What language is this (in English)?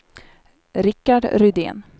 Swedish